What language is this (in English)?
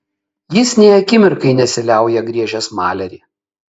Lithuanian